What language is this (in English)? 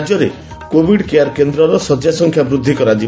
Odia